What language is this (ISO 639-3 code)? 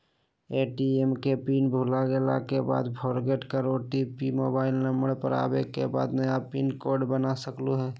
mag